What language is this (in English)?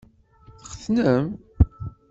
Kabyle